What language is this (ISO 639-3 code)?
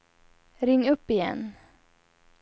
swe